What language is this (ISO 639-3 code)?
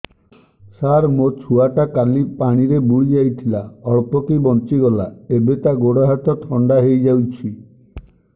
ori